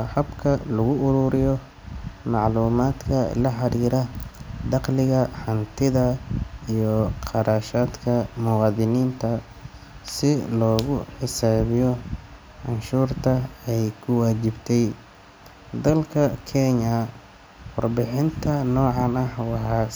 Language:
Somali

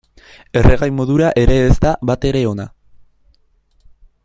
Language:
Basque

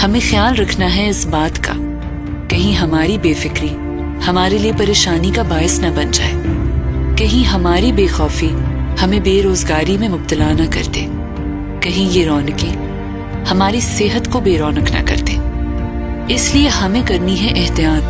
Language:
Hindi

